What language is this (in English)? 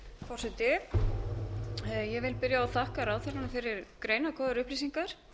Icelandic